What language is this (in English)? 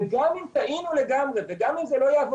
Hebrew